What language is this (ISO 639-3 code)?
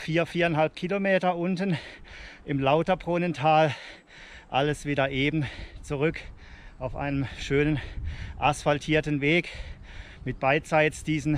deu